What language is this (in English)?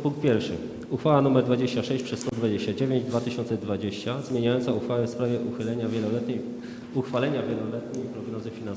Polish